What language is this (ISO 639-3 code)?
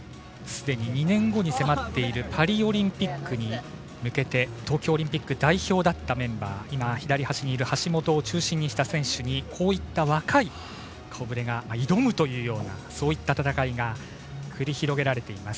jpn